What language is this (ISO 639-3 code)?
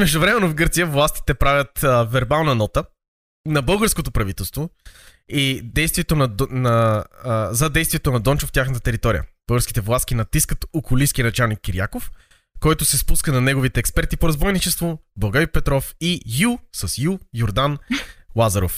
bul